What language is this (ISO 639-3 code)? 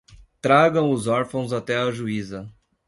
por